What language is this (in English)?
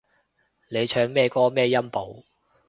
Cantonese